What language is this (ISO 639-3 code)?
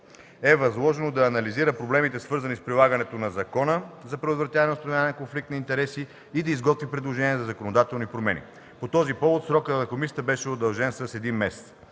bul